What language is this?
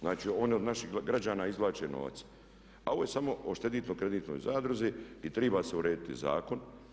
Croatian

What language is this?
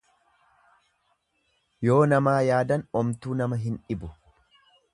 Oromo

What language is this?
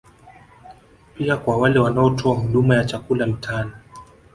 Swahili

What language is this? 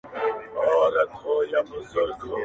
Pashto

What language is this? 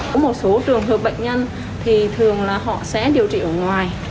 Vietnamese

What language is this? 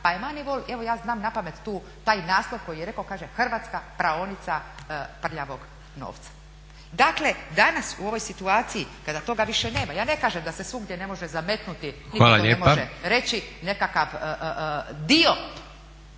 Croatian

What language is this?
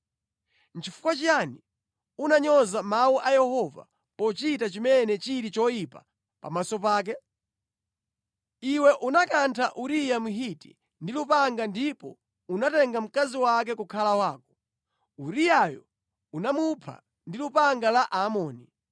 Nyanja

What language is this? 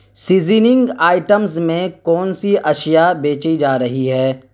Urdu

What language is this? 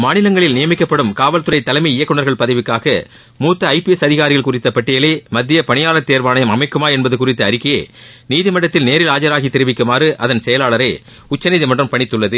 Tamil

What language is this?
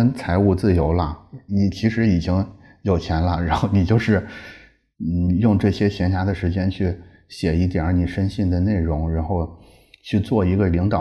Chinese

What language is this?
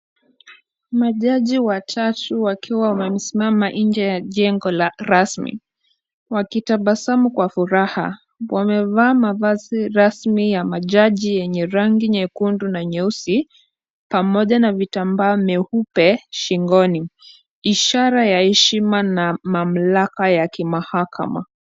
Swahili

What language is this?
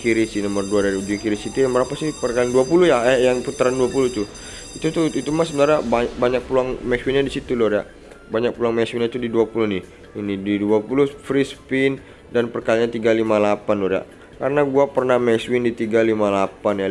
Indonesian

